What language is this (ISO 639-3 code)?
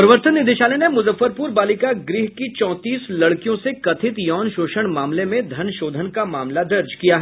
hin